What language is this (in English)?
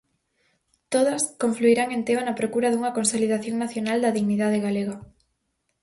Galician